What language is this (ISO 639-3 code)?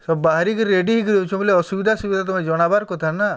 ori